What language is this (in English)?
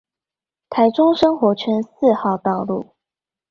Chinese